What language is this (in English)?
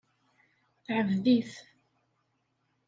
Kabyle